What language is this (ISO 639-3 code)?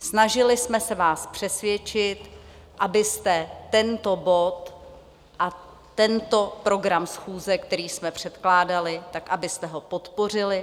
ces